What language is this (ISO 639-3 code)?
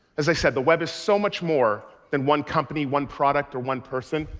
eng